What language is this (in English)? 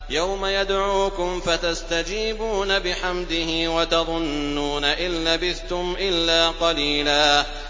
Arabic